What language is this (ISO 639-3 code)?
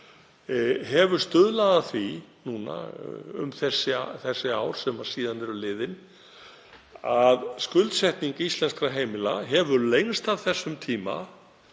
isl